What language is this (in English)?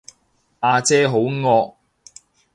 Cantonese